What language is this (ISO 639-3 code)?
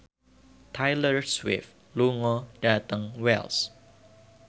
jav